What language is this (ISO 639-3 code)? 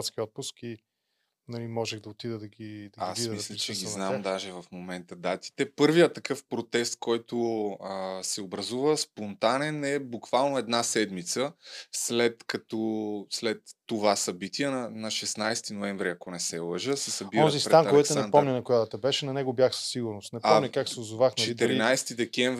bul